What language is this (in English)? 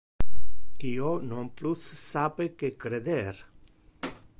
Interlingua